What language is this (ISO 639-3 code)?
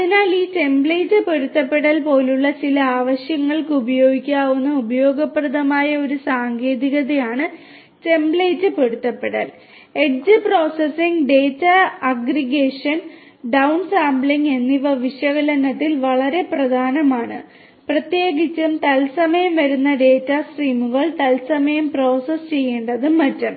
mal